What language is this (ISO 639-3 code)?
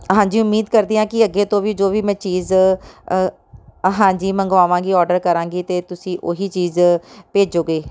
pan